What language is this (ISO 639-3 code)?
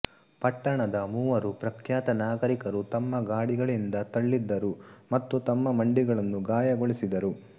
kan